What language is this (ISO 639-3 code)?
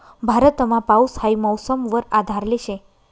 mar